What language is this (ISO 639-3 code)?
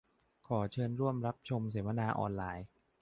tha